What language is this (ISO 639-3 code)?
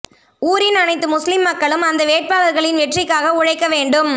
tam